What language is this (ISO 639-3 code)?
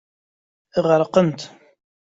kab